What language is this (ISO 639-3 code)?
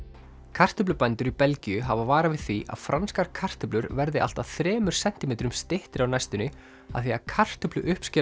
isl